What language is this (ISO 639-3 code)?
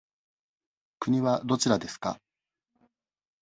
jpn